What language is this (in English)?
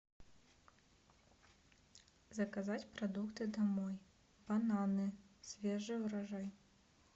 Russian